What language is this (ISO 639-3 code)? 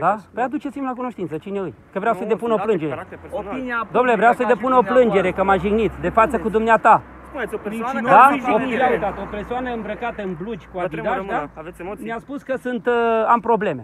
ron